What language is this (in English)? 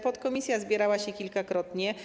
Polish